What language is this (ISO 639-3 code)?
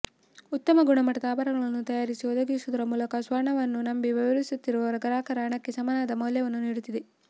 kan